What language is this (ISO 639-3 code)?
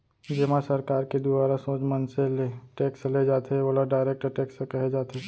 hne